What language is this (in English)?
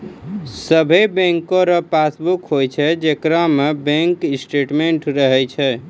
Maithili